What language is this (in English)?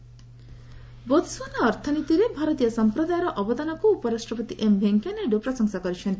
Odia